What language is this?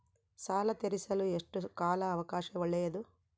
Kannada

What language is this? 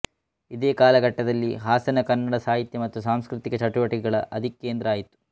Kannada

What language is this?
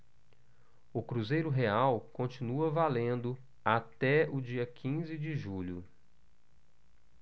Portuguese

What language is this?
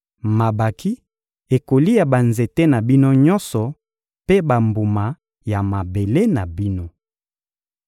Lingala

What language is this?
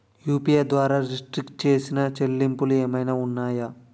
Telugu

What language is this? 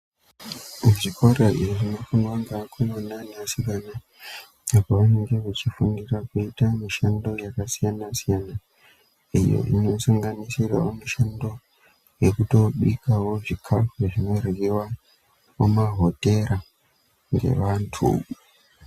Ndau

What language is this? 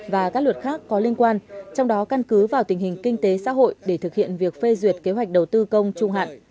Vietnamese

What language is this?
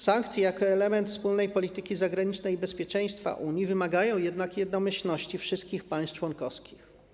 Polish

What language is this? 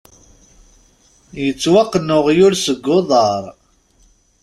Kabyle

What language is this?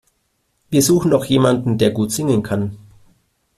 German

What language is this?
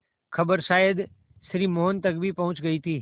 Hindi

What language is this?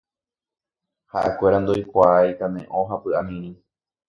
Guarani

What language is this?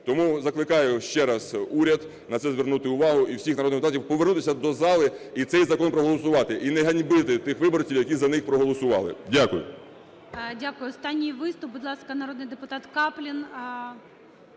Ukrainian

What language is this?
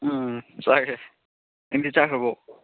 Manipuri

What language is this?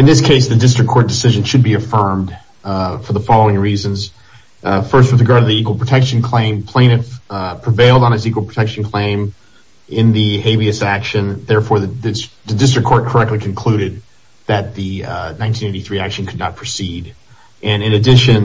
English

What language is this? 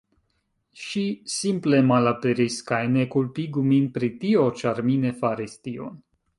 Esperanto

